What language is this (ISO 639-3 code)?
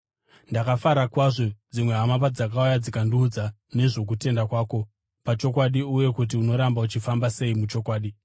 sna